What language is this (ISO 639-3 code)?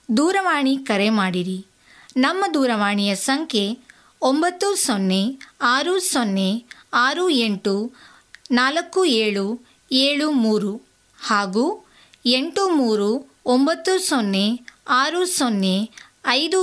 kan